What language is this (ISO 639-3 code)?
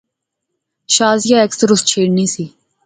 phr